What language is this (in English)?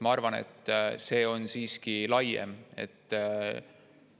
Estonian